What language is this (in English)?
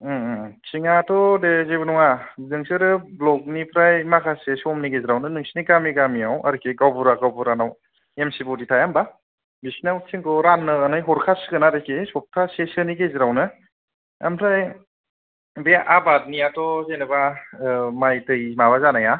Bodo